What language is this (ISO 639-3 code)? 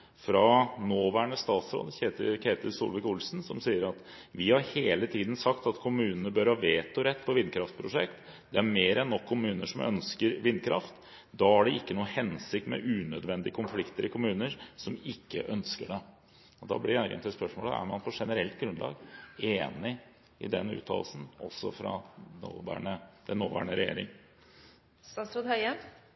nob